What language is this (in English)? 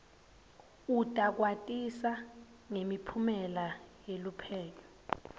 Swati